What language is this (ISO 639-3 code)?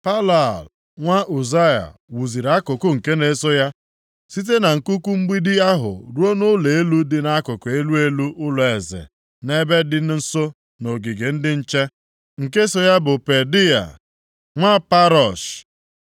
ibo